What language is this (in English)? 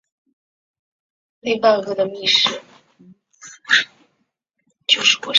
Chinese